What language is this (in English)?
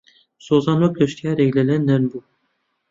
Central Kurdish